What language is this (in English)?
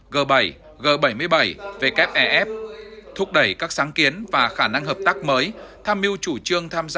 Vietnamese